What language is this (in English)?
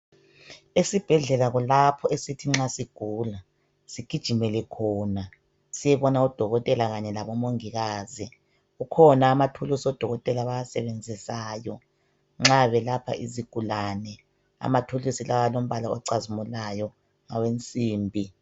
North Ndebele